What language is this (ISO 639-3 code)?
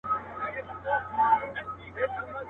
pus